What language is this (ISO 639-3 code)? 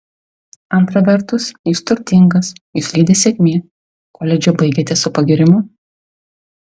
lit